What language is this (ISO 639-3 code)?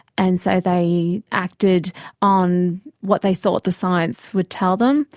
eng